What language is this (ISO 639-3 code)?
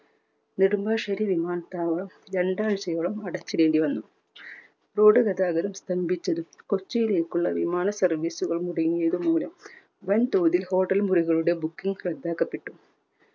mal